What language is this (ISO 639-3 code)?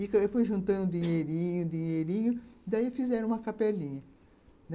por